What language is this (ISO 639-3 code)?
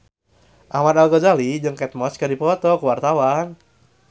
sun